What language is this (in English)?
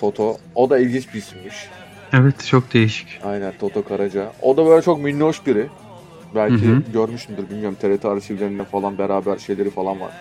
Turkish